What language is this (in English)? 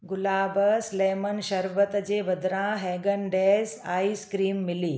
Sindhi